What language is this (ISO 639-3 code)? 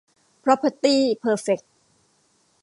tha